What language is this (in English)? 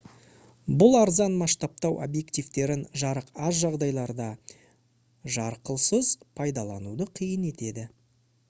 Kazakh